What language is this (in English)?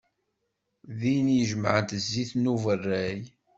Kabyle